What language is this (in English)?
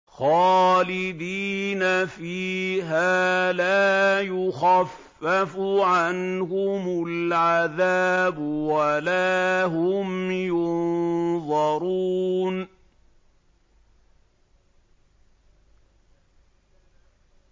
Arabic